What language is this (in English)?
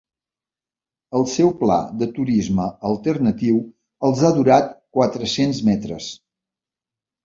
Catalan